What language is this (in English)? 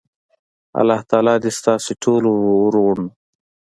Pashto